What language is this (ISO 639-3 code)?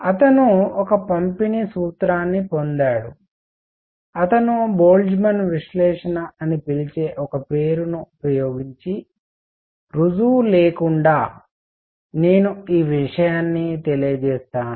tel